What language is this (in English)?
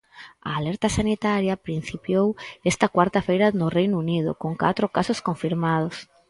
Galician